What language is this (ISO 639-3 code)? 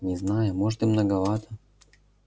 rus